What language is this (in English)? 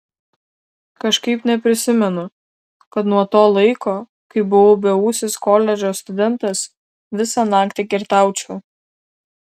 Lithuanian